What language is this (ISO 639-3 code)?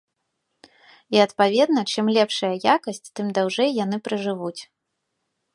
bel